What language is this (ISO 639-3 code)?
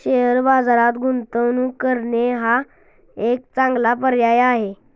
mar